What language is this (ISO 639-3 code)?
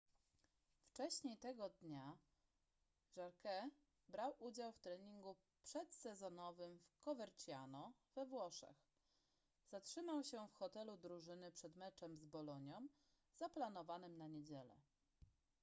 pol